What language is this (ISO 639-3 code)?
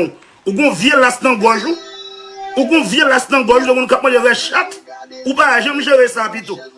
fra